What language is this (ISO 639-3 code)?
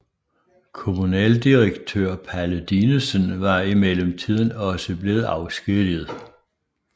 dan